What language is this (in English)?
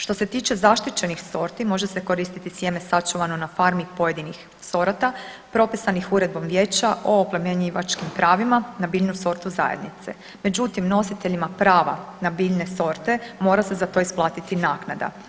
Croatian